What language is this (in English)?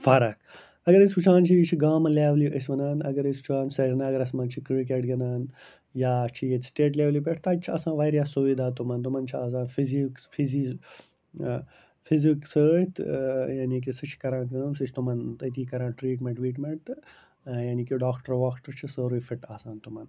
Kashmiri